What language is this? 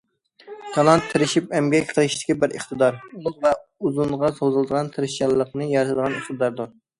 Uyghur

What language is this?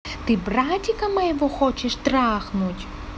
Russian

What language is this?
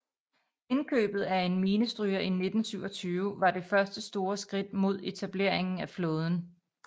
Danish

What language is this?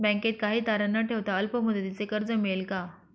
Marathi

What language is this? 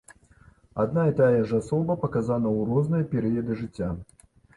Belarusian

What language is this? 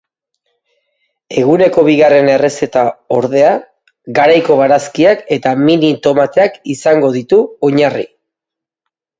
Basque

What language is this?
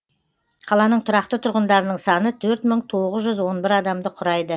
Kazakh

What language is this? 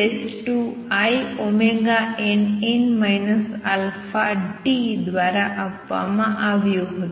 Gujarati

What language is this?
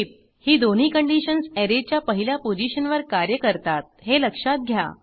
Marathi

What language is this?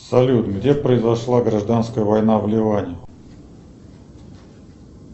Russian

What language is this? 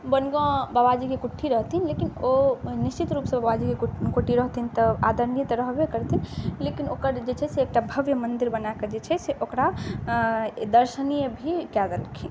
Maithili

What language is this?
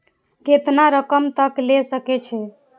Maithili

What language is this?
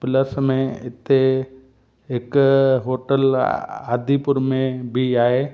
Sindhi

